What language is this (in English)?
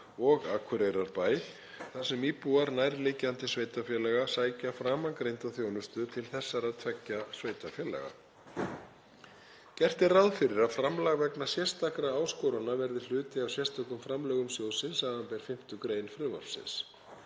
Icelandic